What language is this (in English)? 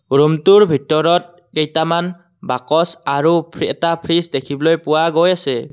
Assamese